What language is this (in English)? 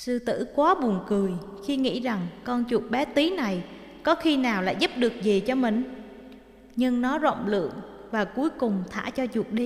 Vietnamese